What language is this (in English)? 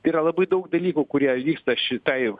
Lithuanian